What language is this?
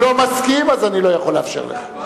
Hebrew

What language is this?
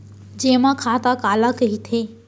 Chhattisgarhi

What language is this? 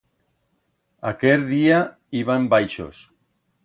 Aragonese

